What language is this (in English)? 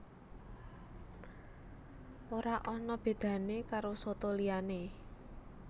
Javanese